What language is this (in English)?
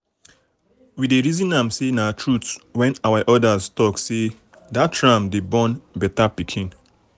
Nigerian Pidgin